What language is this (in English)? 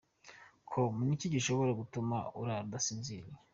Kinyarwanda